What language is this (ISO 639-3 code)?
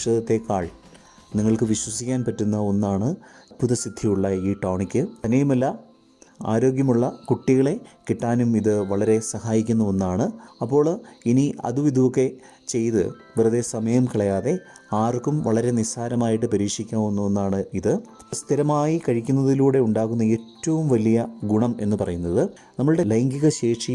mal